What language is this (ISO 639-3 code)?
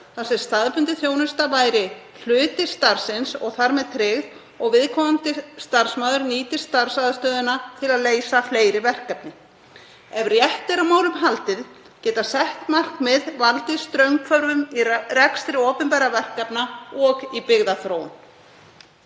isl